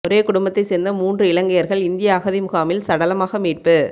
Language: Tamil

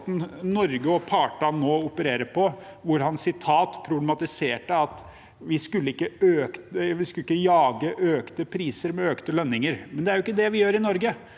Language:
Norwegian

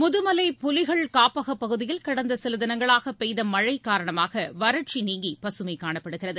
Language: Tamil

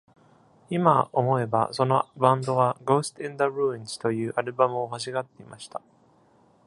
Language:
Japanese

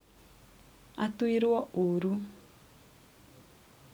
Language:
Kikuyu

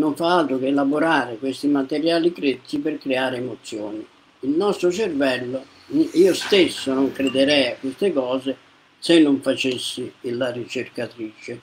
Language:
Italian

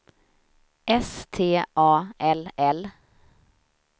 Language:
Swedish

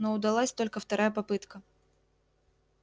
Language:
Russian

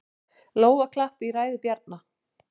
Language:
Icelandic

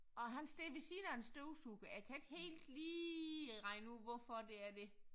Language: Danish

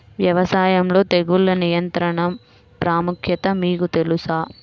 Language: Telugu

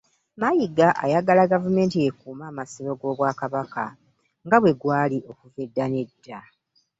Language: Ganda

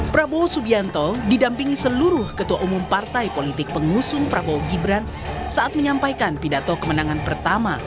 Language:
Indonesian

